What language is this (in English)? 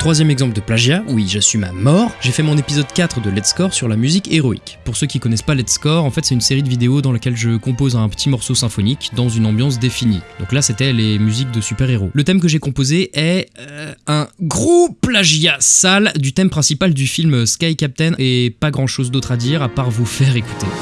French